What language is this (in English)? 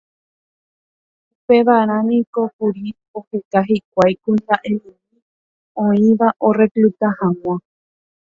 Guarani